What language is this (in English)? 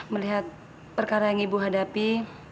Indonesian